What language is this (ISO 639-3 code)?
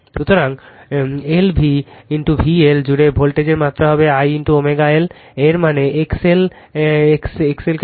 ben